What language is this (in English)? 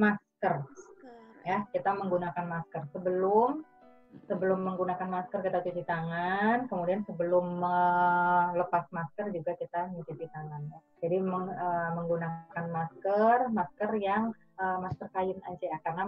Indonesian